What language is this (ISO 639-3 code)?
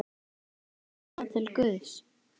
isl